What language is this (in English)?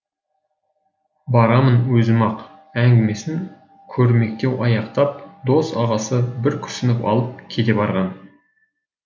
Kazakh